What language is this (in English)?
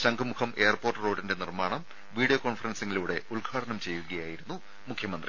Malayalam